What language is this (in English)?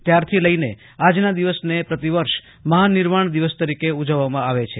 Gujarati